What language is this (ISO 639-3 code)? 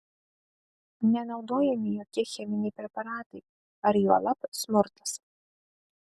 lit